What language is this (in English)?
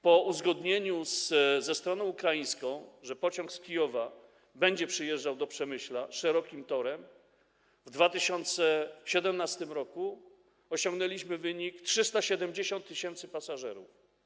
Polish